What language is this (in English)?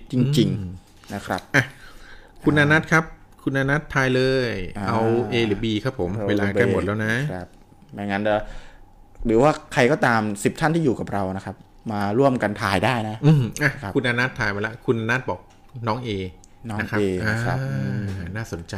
Thai